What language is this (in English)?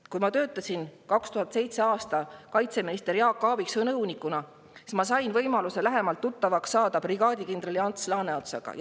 Estonian